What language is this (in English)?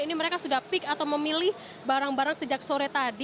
Indonesian